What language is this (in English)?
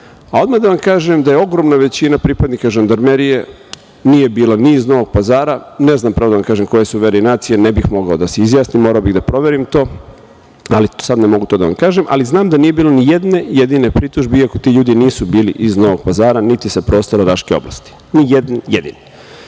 Serbian